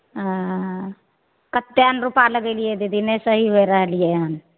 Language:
Maithili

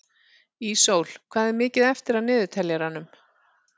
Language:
Icelandic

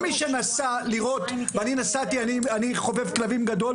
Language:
Hebrew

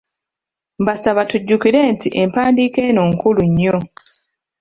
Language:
Ganda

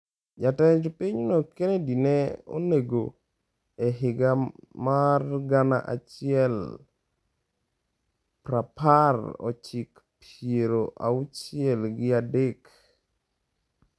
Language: Luo (Kenya and Tanzania)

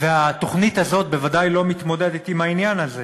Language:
Hebrew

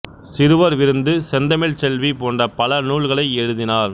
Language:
Tamil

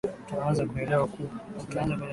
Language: Swahili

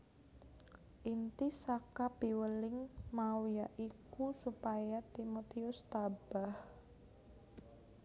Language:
Javanese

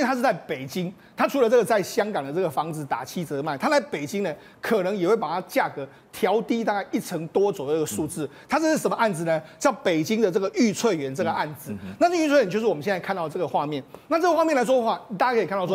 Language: Chinese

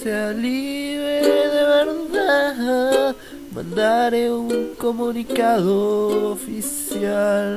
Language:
Spanish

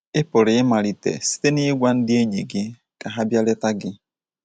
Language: Igbo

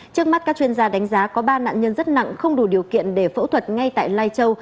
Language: Vietnamese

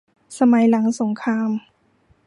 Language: Thai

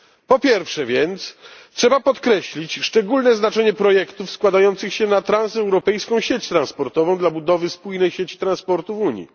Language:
Polish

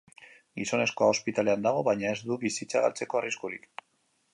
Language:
Basque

